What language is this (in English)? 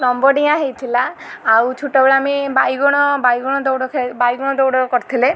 Odia